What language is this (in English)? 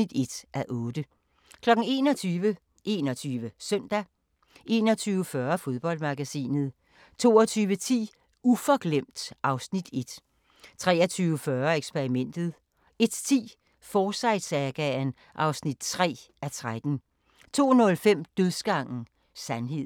Danish